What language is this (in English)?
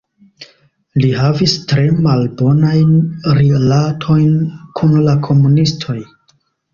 Esperanto